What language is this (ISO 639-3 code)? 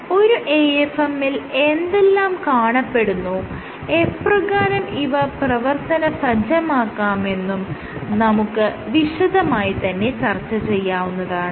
mal